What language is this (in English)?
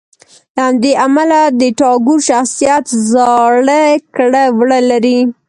Pashto